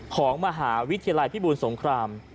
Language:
Thai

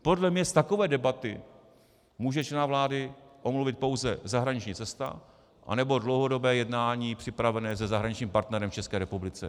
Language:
Czech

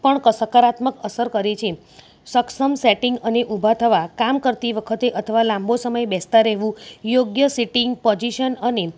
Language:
Gujarati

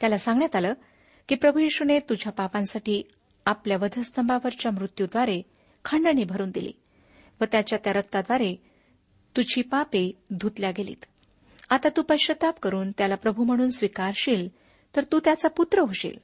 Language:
Marathi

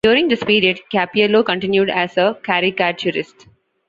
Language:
English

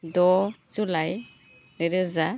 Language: Bodo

